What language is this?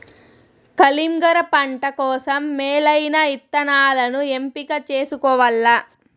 Telugu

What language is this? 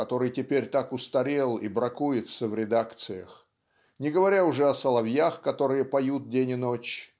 Russian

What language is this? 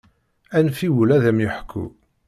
Kabyle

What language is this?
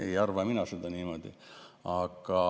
Estonian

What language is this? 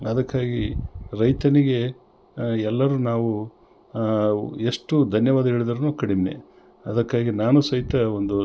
Kannada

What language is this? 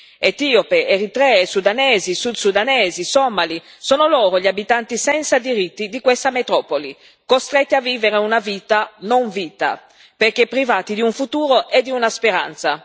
Italian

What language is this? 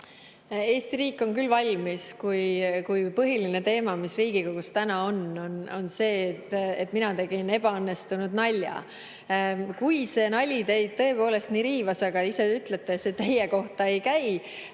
Estonian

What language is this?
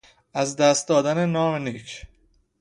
Persian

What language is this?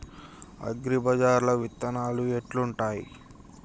Telugu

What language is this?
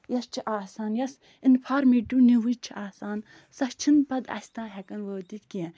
Kashmiri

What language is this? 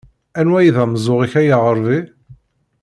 Kabyle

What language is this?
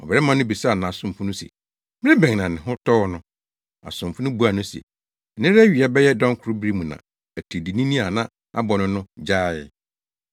Akan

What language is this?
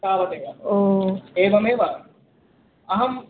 Sanskrit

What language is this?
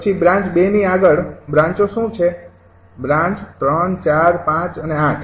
Gujarati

